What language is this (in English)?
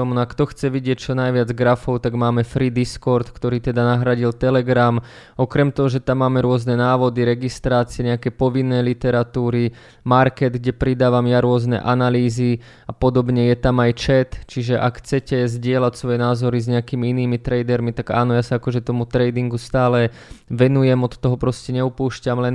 Slovak